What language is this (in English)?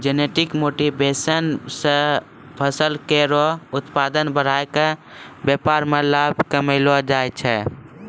Maithili